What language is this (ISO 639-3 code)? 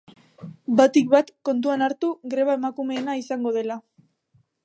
eus